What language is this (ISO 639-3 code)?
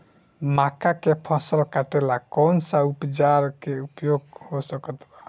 bho